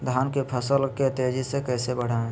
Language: Magahi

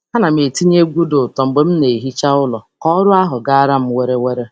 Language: Igbo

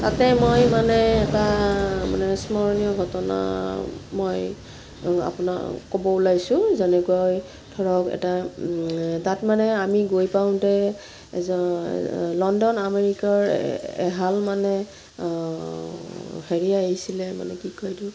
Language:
Assamese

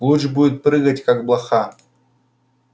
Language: Russian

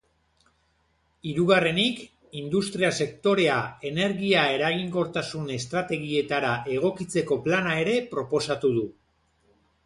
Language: Basque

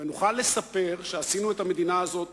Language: Hebrew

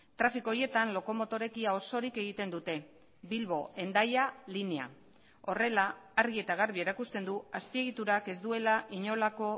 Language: Basque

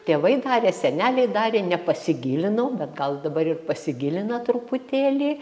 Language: Lithuanian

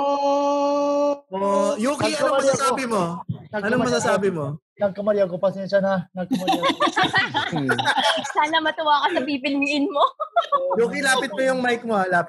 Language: Filipino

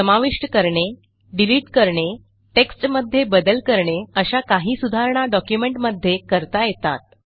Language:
Marathi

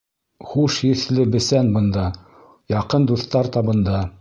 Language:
Bashkir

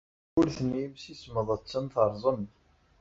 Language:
Kabyle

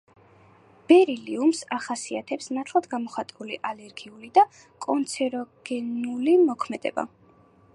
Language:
Georgian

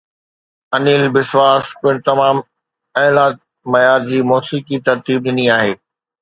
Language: Sindhi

